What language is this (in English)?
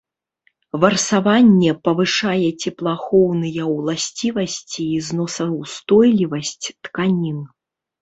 Belarusian